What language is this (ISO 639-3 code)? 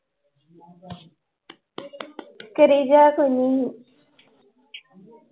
pan